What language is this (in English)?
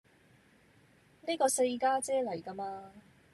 Cantonese